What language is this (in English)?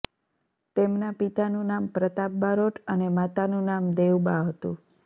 Gujarati